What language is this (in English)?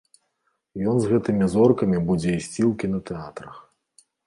Belarusian